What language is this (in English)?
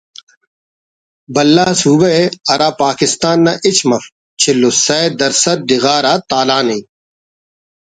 Brahui